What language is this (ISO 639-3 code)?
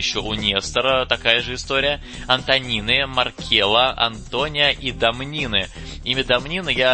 rus